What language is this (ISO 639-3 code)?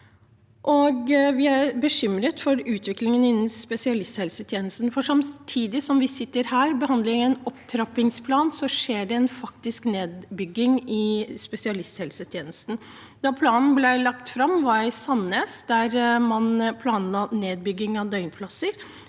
nor